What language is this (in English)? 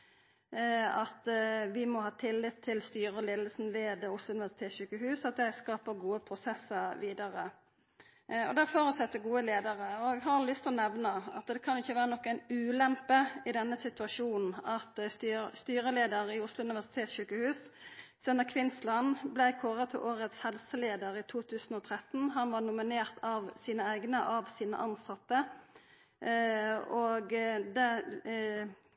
Norwegian Nynorsk